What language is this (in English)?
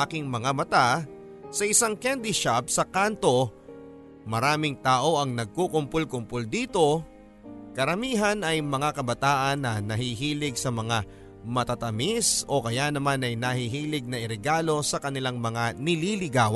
Filipino